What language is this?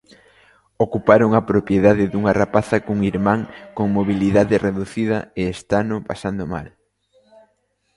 Galician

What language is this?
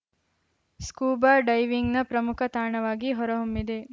Kannada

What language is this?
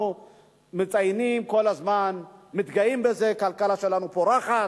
Hebrew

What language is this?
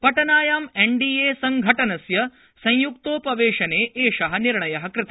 Sanskrit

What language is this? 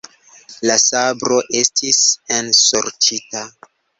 Esperanto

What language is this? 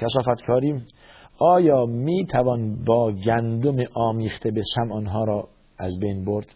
Persian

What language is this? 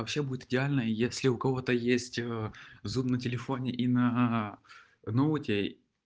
Russian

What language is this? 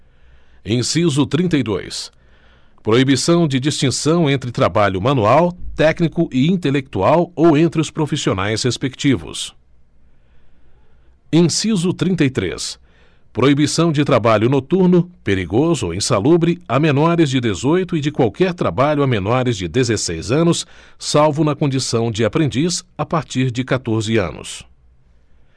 Portuguese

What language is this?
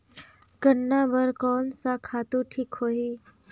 Chhattisgarhi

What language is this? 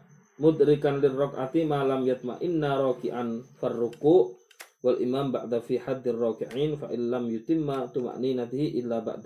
Malay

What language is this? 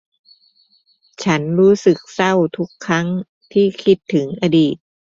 Thai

